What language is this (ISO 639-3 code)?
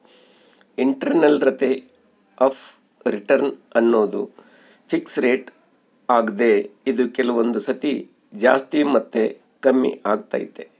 kan